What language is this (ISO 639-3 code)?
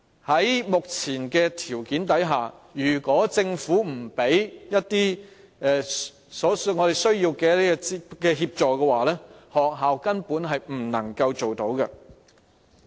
yue